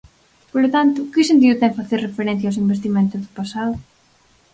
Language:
Galician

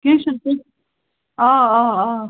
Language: Kashmiri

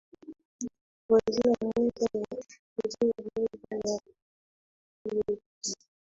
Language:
Swahili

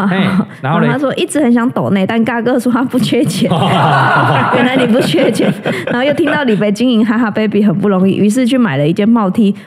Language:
Chinese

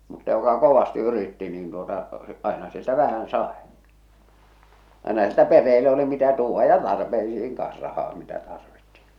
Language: Finnish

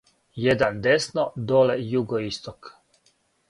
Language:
Serbian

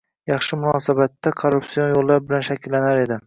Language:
Uzbek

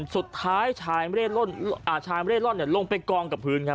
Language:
Thai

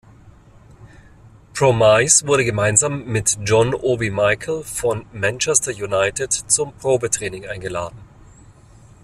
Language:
German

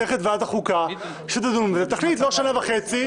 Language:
Hebrew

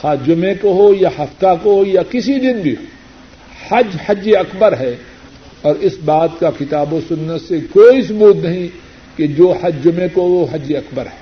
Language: Urdu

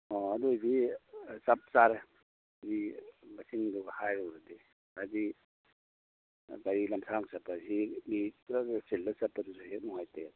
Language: Manipuri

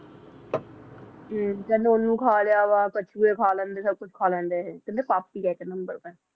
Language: Punjabi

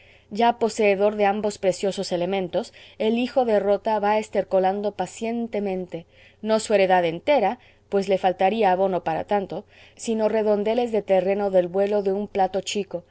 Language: Spanish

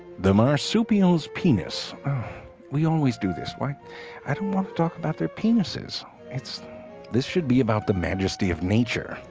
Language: English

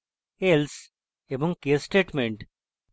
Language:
Bangla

